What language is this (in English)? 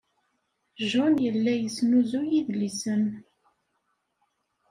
Kabyle